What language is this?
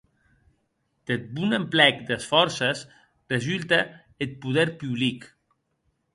Occitan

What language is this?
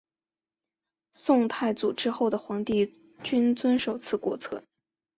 Chinese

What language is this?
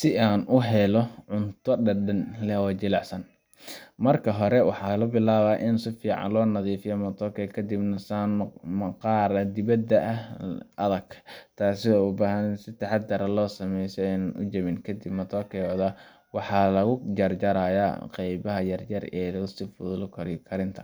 Somali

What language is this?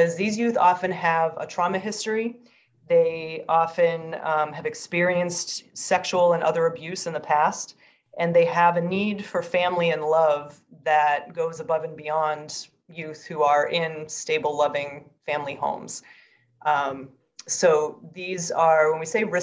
English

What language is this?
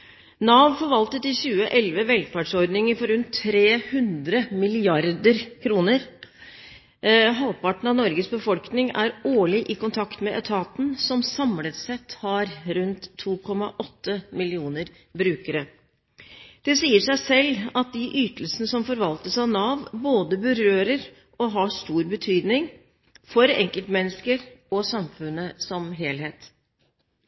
Norwegian Bokmål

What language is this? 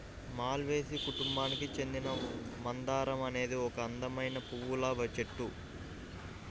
Telugu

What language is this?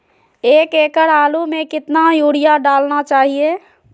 Magahi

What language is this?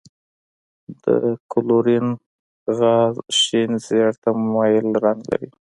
Pashto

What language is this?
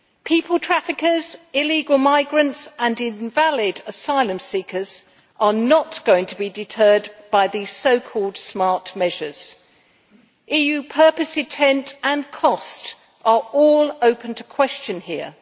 English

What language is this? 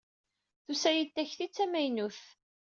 Kabyle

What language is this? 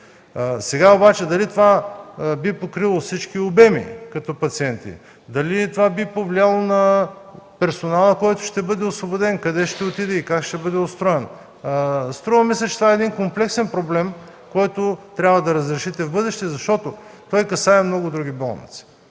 Bulgarian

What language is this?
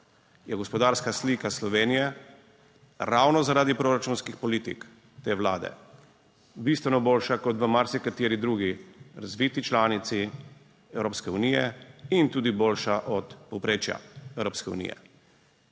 Slovenian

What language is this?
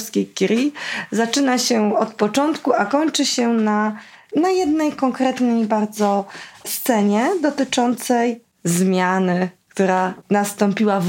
Polish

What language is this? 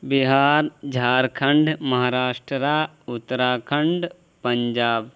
Urdu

